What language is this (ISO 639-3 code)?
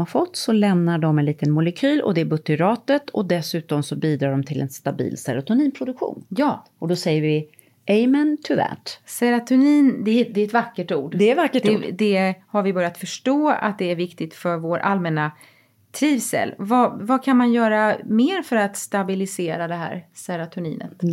swe